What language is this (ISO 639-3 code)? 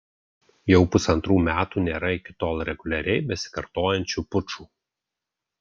lit